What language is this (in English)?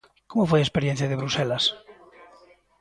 Galician